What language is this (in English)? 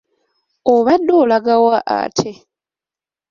Ganda